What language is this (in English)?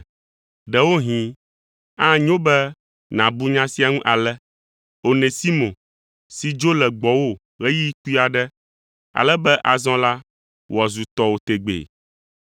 Ewe